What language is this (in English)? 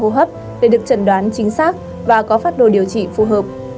Vietnamese